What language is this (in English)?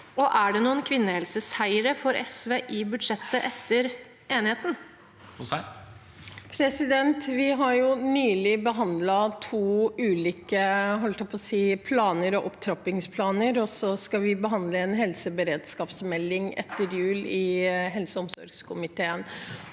Norwegian